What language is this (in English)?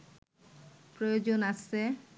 Bangla